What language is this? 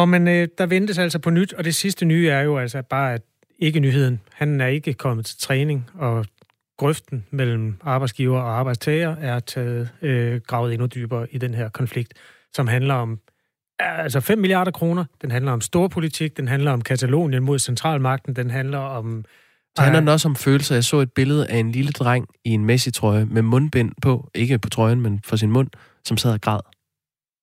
Danish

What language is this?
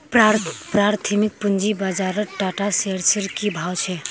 Magahi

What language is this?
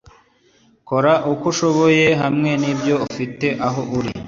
Kinyarwanda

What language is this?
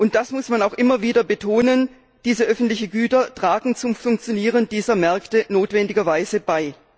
German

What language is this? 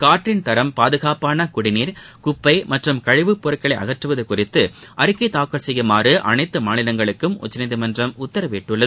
Tamil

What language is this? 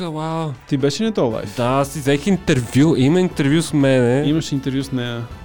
Bulgarian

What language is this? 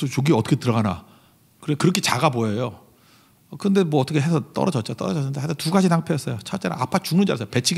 Korean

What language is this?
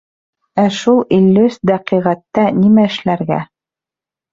Bashkir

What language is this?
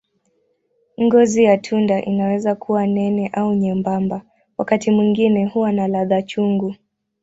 Swahili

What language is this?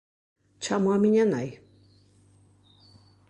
Galician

